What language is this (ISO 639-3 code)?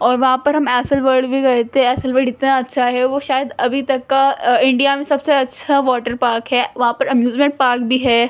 urd